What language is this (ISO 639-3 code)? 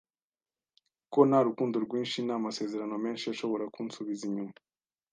kin